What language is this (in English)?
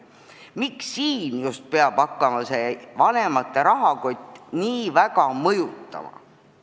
Estonian